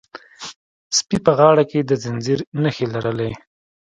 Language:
Pashto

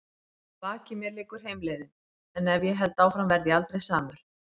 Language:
Icelandic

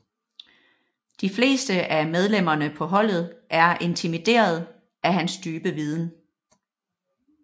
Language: Danish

